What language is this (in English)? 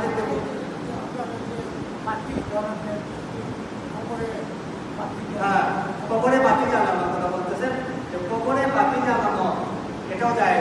Indonesian